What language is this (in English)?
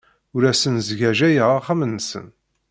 Kabyle